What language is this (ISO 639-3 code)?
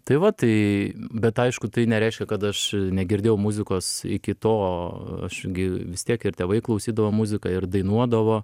lit